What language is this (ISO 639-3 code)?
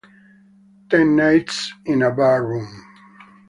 ita